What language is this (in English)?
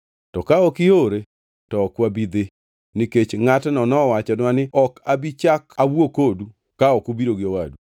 Luo (Kenya and Tanzania)